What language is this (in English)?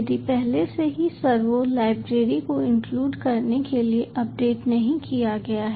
Hindi